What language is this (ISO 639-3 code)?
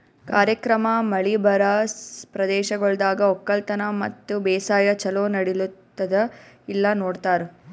kan